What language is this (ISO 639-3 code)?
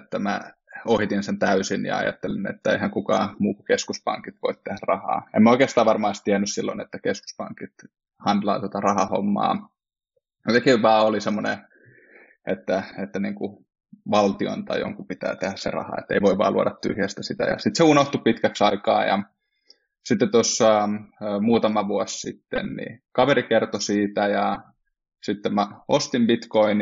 fin